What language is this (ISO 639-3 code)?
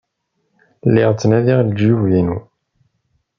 kab